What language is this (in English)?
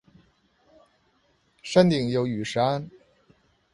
Chinese